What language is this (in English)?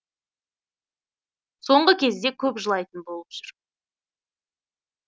Kazakh